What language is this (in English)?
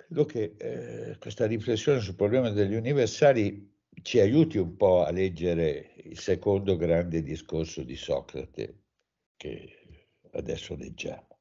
Italian